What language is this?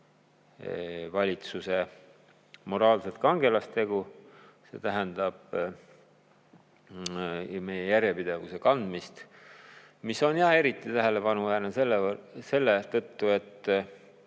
Estonian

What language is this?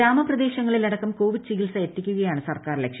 Malayalam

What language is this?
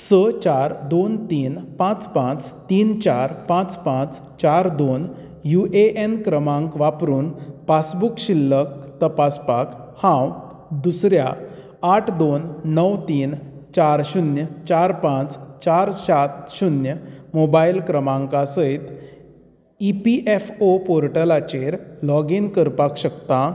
Konkani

